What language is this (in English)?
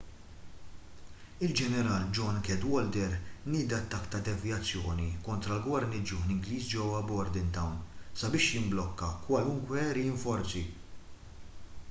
Maltese